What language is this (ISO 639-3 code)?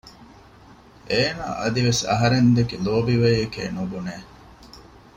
div